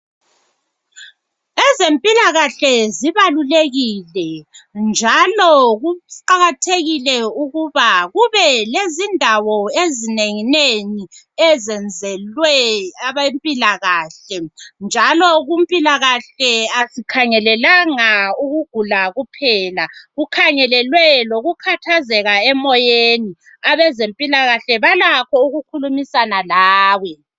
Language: North Ndebele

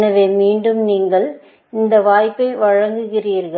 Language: Tamil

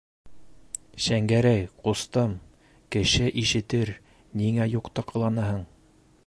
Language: Bashkir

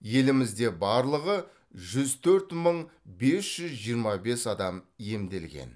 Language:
Kazakh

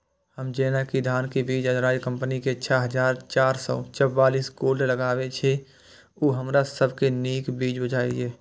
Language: Maithili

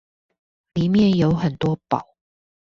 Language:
Chinese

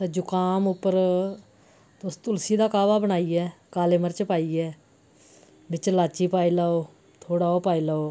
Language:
Dogri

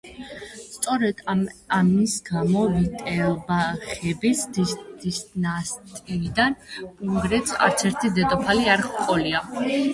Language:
Georgian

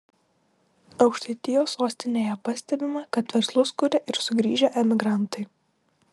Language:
Lithuanian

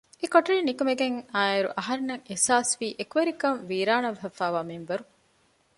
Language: Divehi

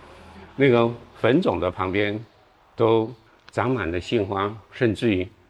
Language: Chinese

